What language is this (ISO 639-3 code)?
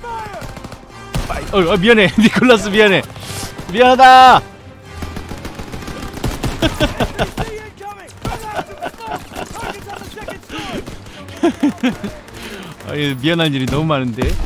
kor